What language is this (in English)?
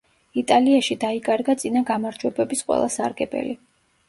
Georgian